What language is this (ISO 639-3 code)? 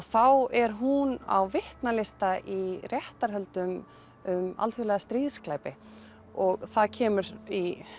isl